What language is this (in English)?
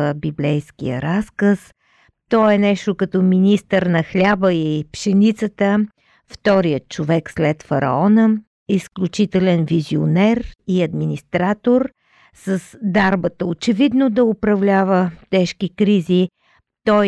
Bulgarian